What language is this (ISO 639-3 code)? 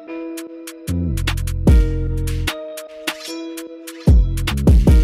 ara